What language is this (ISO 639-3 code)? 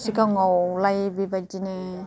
brx